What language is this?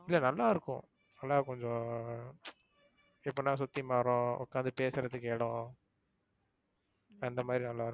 Tamil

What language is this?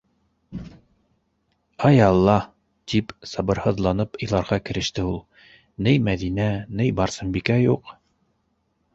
Bashkir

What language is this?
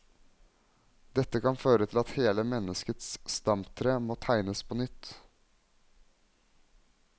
Norwegian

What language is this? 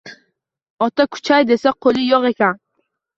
Uzbek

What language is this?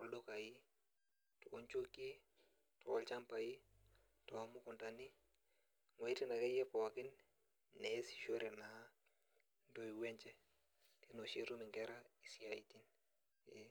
Masai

